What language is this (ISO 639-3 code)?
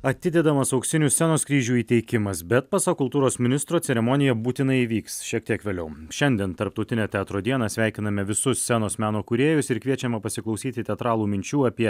lit